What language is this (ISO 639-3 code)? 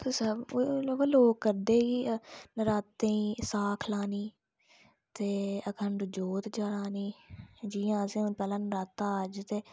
doi